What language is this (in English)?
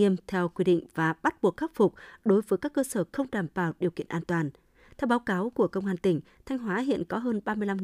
Vietnamese